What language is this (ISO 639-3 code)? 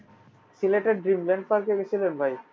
ben